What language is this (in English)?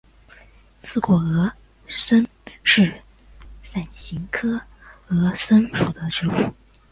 Chinese